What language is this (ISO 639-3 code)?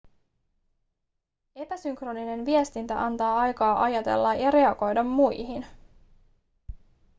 fin